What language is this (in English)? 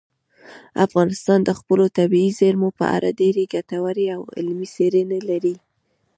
Pashto